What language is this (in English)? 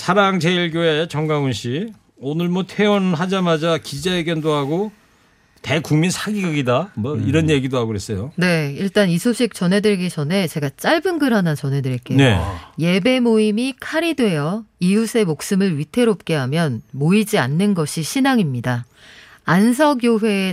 Korean